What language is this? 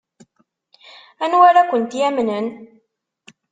Kabyle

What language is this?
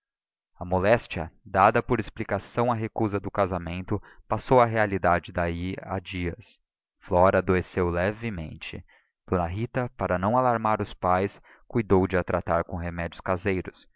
Portuguese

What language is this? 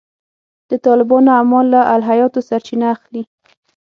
Pashto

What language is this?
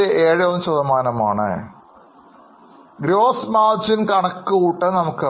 Malayalam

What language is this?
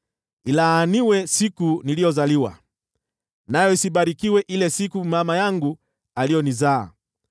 Swahili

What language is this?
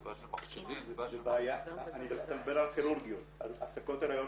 Hebrew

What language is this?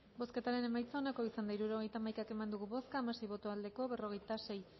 Basque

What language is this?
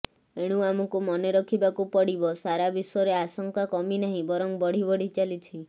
Odia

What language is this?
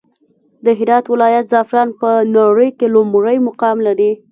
Pashto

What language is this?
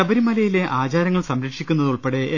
Malayalam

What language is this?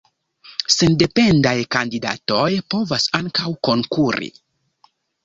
Esperanto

